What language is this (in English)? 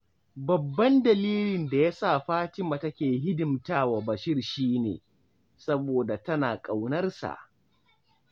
Hausa